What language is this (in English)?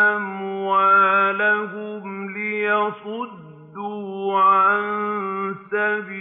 Arabic